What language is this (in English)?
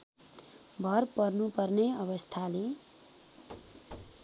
Nepali